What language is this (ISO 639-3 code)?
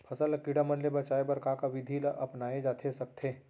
hne